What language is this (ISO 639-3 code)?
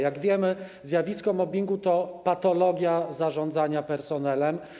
pol